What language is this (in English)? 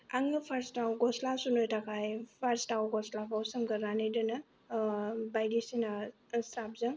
Bodo